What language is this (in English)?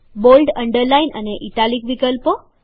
Gujarati